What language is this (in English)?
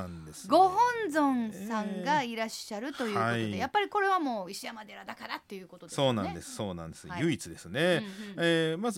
Japanese